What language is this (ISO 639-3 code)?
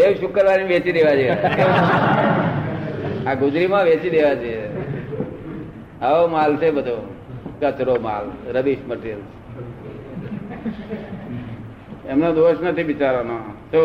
guj